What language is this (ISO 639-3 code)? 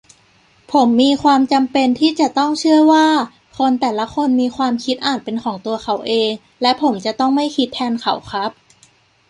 tha